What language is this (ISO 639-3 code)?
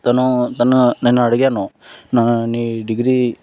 tel